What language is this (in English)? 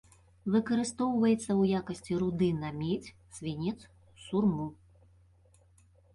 Belarusian